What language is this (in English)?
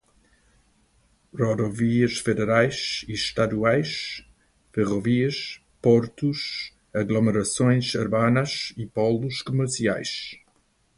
Portuguese